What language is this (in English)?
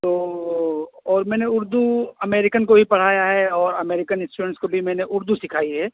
Urdu